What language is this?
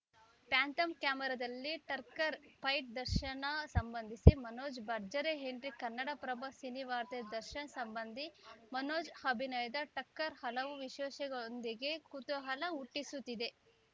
Kannada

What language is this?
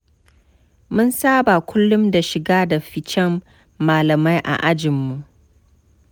Hausa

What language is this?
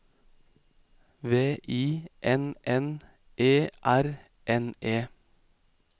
Norwegian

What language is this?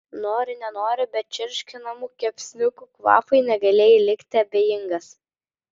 Lithuanian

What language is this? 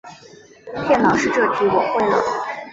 Chinese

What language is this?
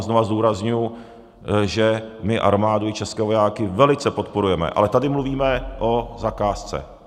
Czech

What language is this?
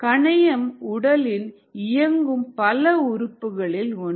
Tamil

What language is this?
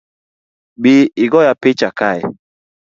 Luo (Kenya and Tanzania)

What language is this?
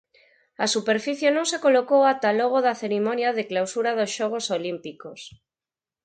Galician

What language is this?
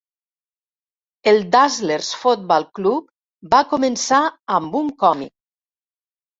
Catalan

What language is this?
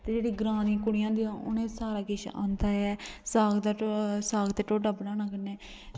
Dogri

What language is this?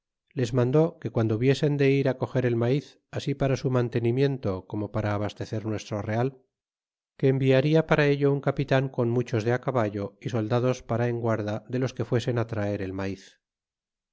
Spanish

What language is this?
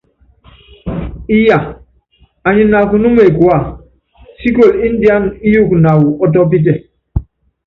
Yangben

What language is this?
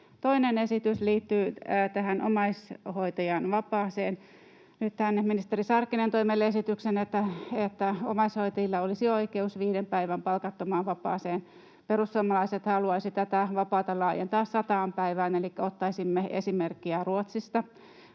Finnish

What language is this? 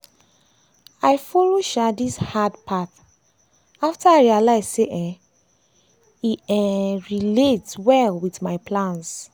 Nigerian Pidgin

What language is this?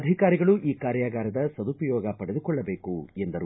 Kannada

